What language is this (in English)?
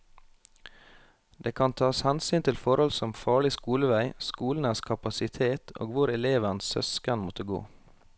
Norwegian